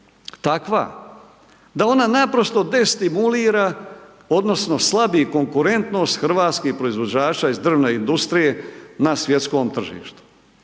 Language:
Croatian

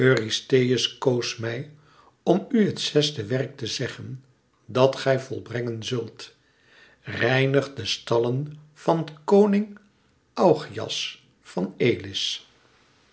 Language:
Dutch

